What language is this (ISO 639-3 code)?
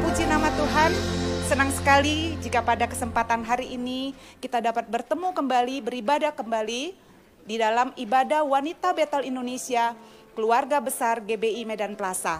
ind